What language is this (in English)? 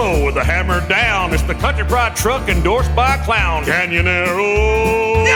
Swedish